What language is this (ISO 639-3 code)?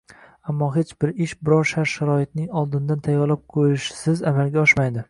uzb